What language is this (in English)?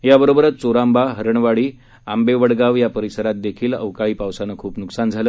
Marathi